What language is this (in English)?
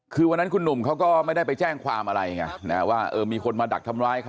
Thai